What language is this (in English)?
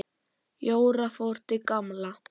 Icelandic